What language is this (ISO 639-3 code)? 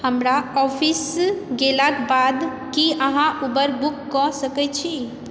mai